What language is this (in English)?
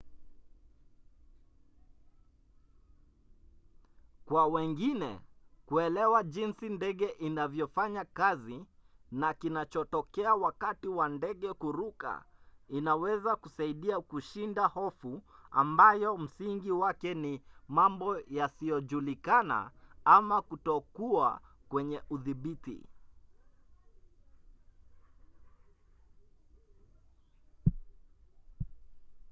Swahili